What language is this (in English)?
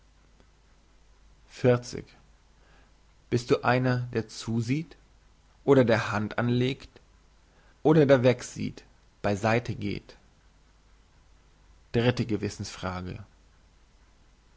German